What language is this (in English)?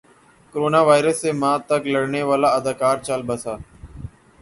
Urdu